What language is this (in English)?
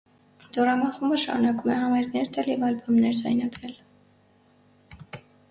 Armenian